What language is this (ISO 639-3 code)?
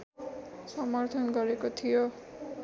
nep